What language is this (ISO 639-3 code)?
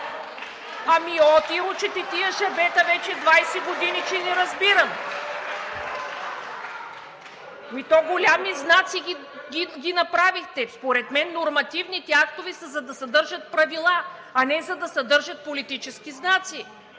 bul